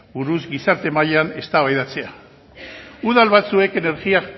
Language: Basque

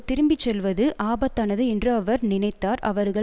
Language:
Tamil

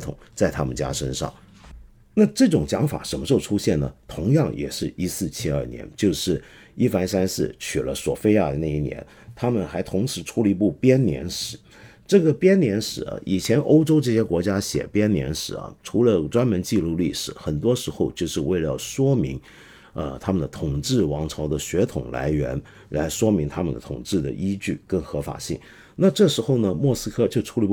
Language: Chinese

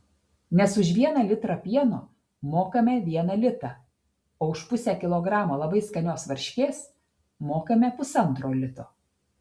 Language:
Lithuanian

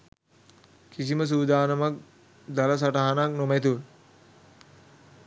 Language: Sinhala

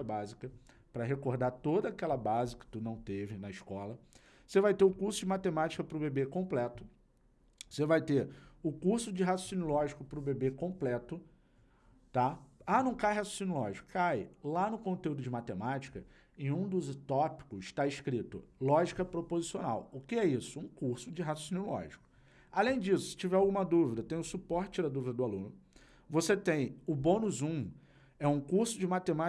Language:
Portuguese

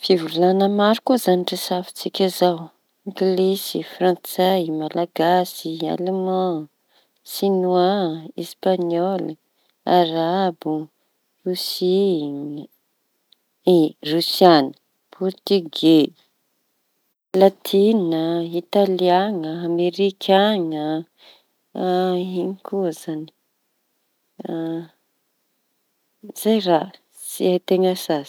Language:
Tanosy Malagasy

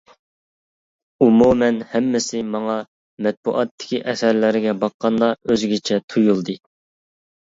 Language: Uyghur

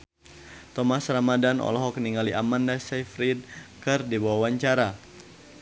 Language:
Sundanese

